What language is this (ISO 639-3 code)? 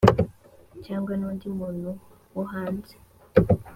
kin